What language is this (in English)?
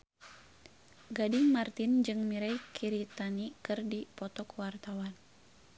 Sundanese